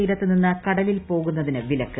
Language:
Malayalam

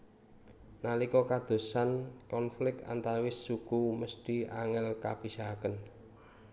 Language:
Javanese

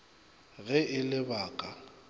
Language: Northern Sotho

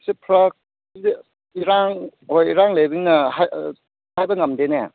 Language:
Manipuri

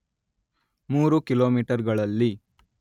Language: Kannada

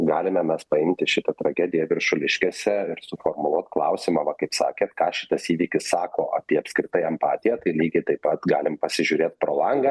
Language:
Lithuanian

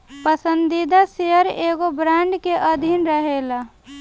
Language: Bhojpuri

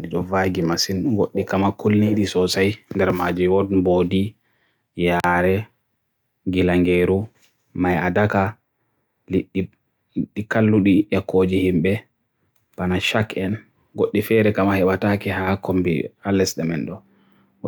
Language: Borgu Fulfulde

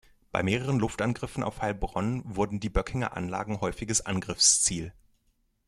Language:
German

